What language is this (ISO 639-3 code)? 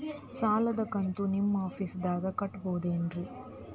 kan